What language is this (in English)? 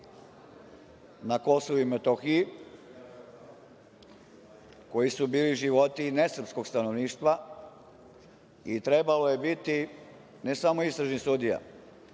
Serbian